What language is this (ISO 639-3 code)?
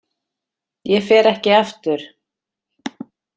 isl